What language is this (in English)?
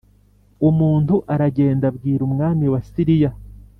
Kinyarwanda